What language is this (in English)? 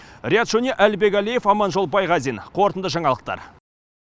Kazakh